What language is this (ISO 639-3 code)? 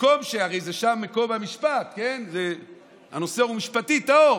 heb